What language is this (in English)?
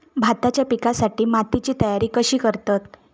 Marathi